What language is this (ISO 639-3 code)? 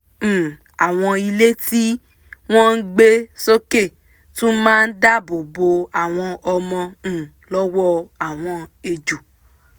yor